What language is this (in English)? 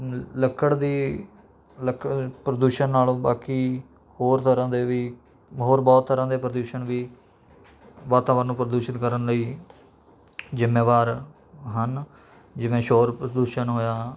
Punjabi